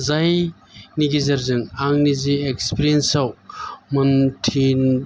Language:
Bodo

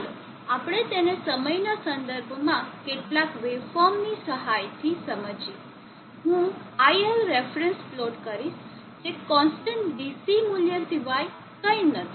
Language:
Gujarati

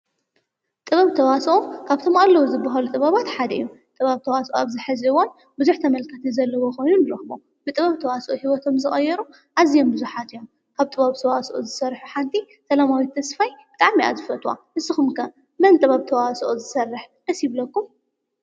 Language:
Tigrinya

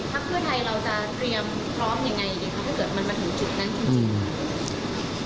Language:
Thai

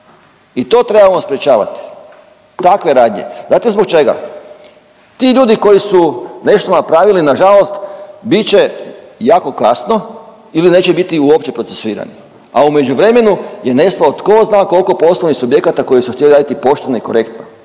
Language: Croatian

